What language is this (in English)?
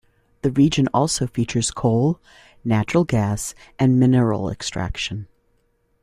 English